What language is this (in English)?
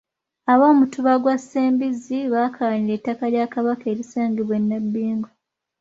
Ganda